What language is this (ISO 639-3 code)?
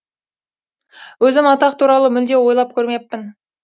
kaz